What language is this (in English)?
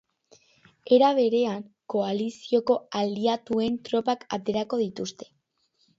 Basque